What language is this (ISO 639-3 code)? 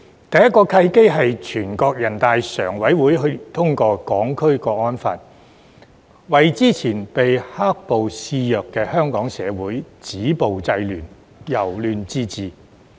yue